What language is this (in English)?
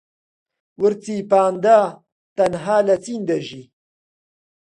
Central Kurdish